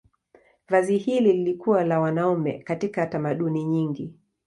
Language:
Swahili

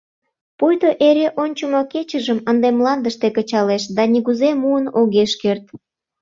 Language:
Mari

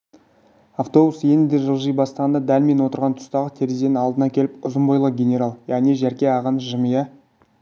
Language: Kazakh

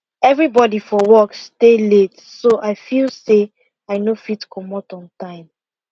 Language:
Nigerian Pidgin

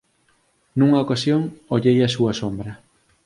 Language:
Galician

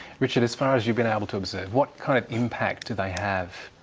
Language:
English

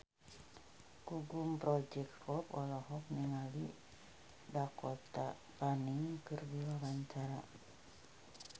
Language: Sundanese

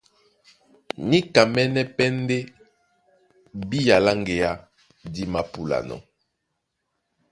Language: Duala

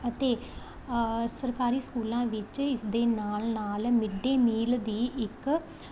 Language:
Punjabi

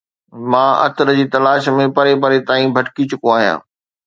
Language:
Sindhi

